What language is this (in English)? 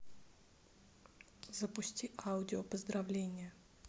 Russian